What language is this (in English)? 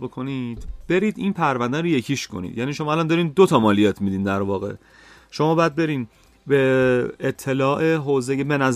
Persian